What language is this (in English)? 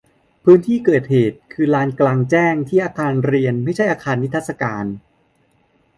Thai